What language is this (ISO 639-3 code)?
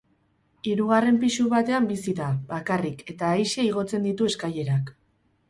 eus